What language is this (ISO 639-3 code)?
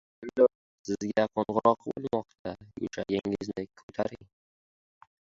uzb